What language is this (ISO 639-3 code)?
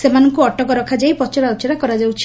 ori